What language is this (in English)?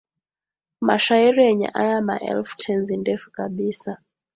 Swahili